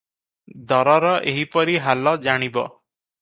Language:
Odia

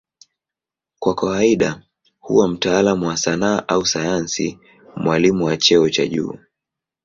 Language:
Swahili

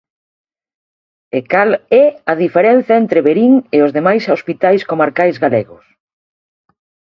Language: Galician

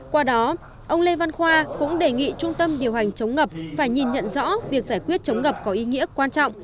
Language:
Vietnamese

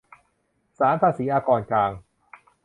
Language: Thai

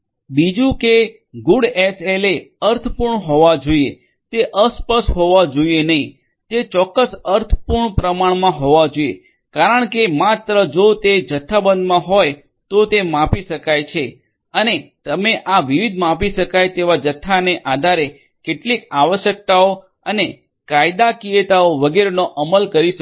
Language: Gujarati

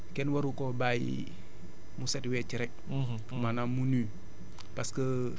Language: Wolof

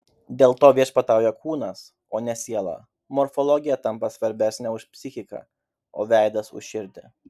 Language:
Lithuanian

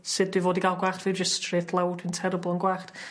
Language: Welsh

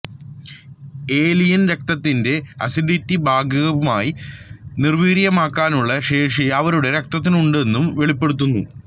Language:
Malayalam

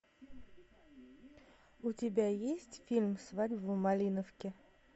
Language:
Russian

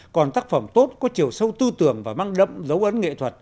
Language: Vietnamese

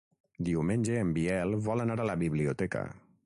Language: Catalan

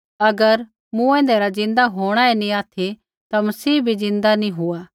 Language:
Kullu Pahari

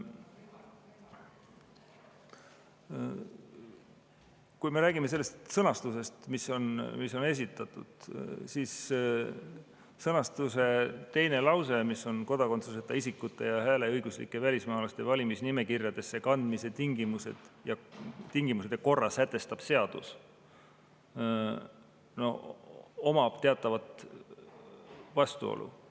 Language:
Estonian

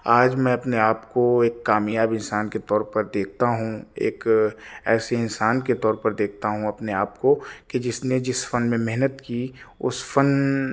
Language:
Urdu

